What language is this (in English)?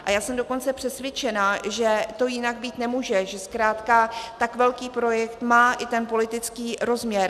Czech